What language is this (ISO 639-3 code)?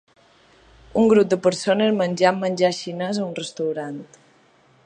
cat